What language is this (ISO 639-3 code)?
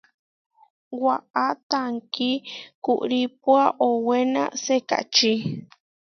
var